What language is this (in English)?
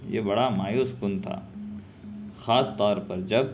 Urdu